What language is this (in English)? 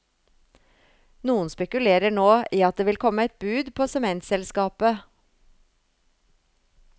Norwegian